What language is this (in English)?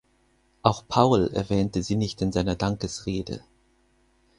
German